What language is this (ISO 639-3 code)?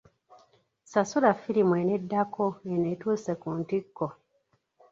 lug